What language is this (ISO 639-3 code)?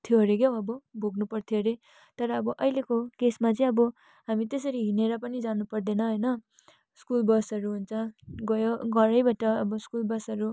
nep